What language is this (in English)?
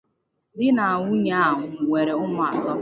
Igbo